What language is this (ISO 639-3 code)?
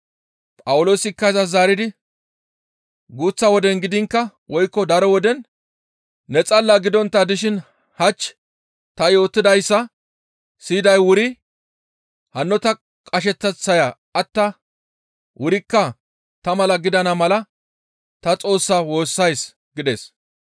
gmv